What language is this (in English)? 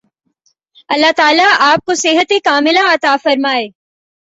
Urdu